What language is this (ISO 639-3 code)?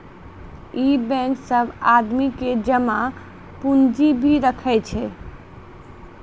mai